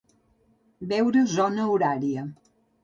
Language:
Catalan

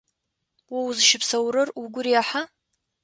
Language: Adyghe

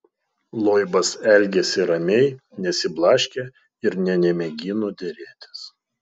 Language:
Lithuanian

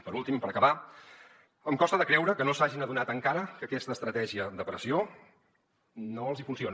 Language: Catalan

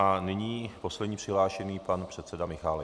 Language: Czech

